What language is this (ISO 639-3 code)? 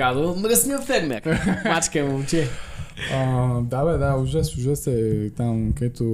bul